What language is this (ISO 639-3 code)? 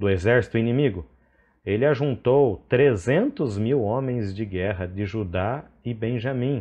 por